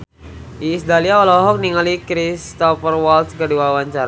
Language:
Sundanese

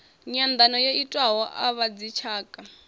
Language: Venda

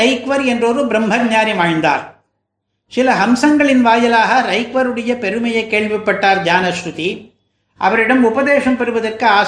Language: Tamil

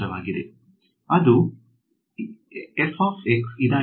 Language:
Kannada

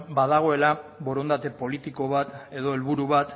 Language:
Basque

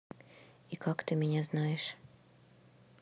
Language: Russian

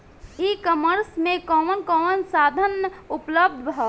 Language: Bhojpuri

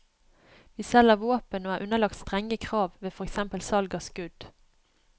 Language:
Norwegian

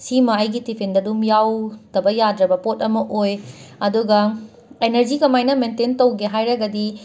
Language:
Manipuri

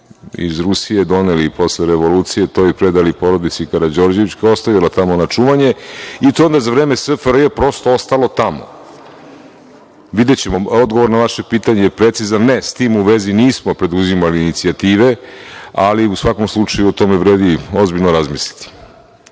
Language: Serbian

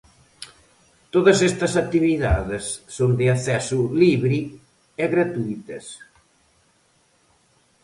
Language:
Galician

